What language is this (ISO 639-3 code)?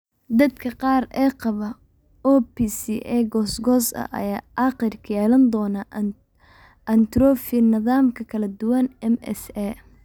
som